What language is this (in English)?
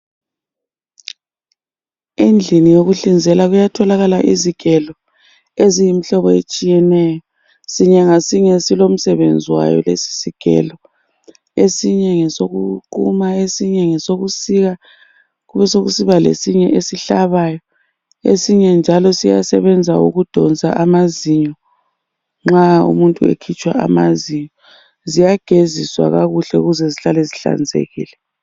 North Ndebele